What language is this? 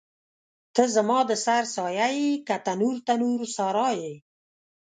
Pashto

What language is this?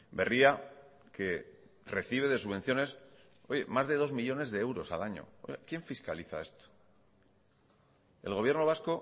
Spanish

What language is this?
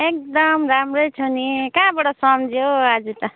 Nepali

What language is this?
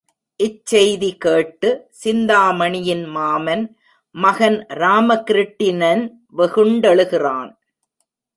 Tamil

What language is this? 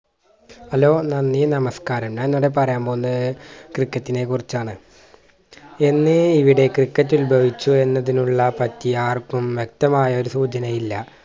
Malayalam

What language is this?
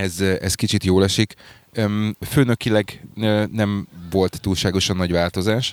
Hungarian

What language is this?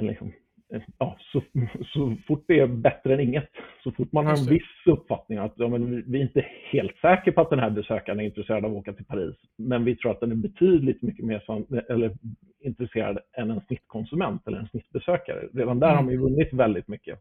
Swedish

